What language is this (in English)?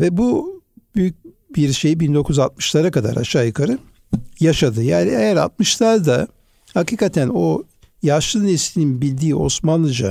Turkish